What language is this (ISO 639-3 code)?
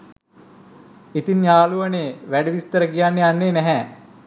sin